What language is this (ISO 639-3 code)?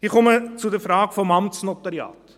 gsw